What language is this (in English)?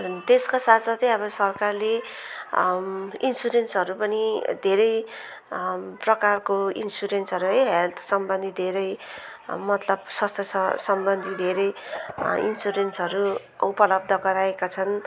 Nepali